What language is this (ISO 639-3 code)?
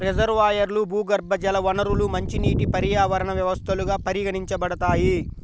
tel